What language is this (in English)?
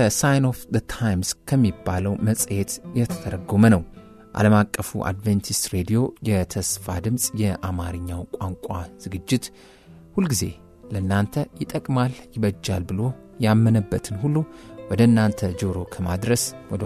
Arabic